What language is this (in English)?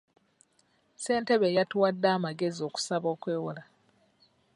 Ganda